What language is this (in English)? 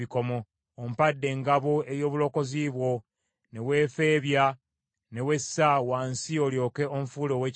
Ganda